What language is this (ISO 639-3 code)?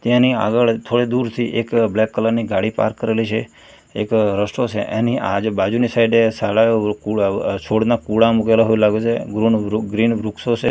guj